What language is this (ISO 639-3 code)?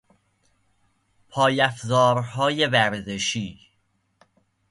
fas